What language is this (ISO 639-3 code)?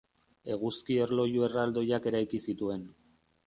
eus